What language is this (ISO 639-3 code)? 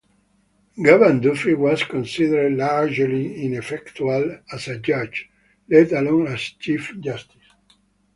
eng